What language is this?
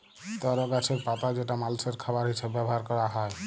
Bangla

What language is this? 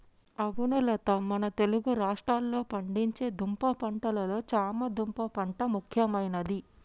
Telugu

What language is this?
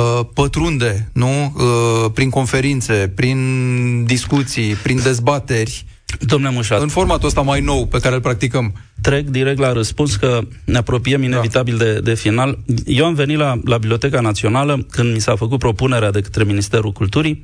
Romanian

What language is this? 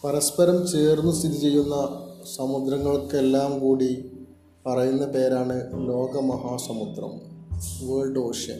Malayalam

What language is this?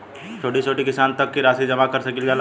Bhojpuri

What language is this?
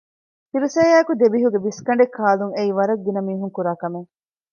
Divehi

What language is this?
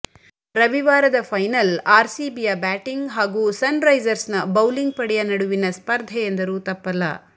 Kannada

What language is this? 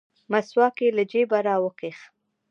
Pashto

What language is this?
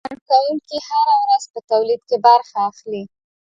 Pashto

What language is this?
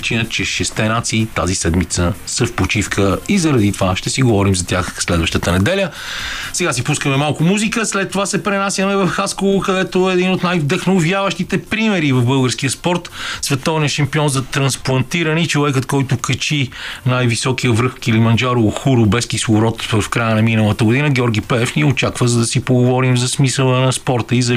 Bulgarian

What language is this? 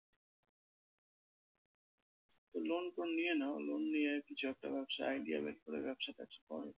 Bangla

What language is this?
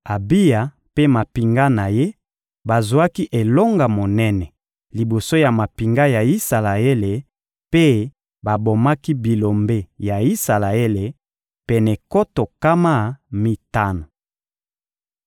Lingala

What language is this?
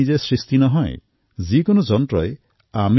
Assamese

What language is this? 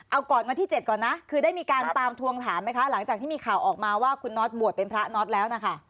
Thai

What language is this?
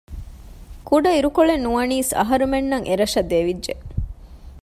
Divehi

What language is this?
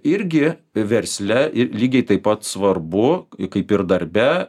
Lithuanian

